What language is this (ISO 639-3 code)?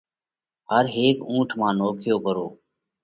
kvx